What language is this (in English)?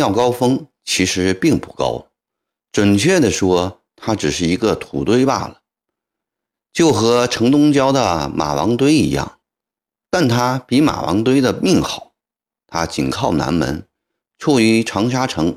Chinese